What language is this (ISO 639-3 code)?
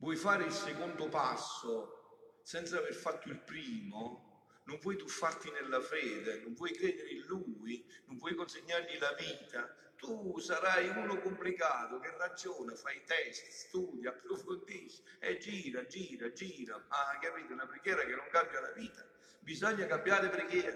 ita